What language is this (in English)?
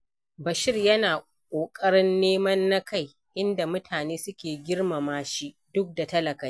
Hausa